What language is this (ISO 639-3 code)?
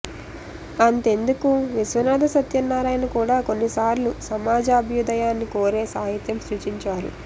tel